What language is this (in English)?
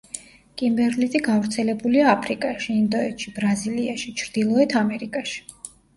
Georgian